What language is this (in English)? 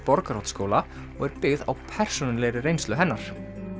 Icelandic